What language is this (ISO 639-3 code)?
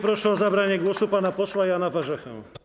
pol